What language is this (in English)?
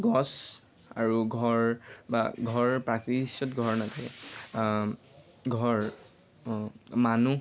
Assamese